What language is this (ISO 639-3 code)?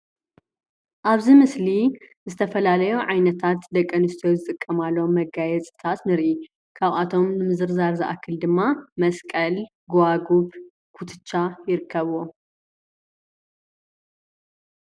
tir